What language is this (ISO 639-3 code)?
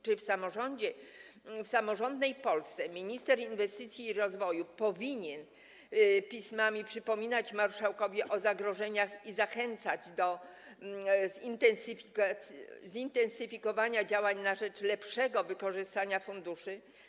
pol